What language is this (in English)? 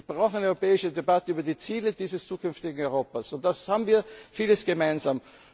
German